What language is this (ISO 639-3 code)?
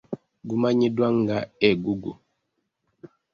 lug